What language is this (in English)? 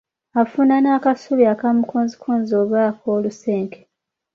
Ganda